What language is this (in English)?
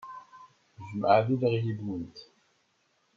Kabyle